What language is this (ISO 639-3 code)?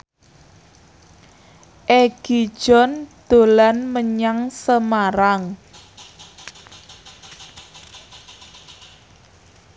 jav